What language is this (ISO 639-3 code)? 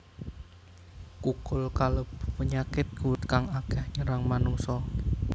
jav